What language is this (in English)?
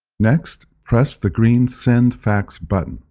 English